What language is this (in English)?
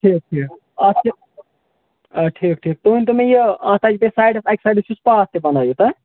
Kashmiri